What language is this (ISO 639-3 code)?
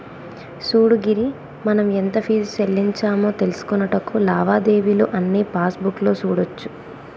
tel